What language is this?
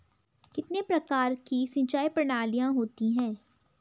Hindi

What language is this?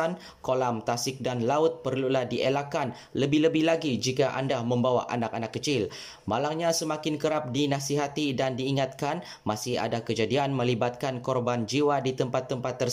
Malay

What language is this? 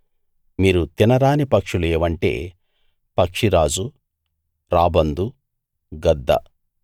Telugu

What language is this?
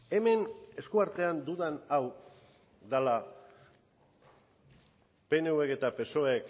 Basque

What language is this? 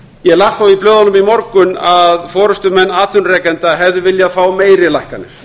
Icelandic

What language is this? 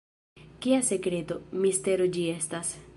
Esperanto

